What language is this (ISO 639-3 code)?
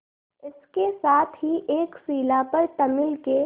hin